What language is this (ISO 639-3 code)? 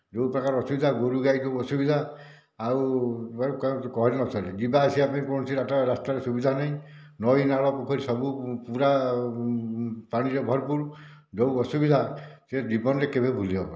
ori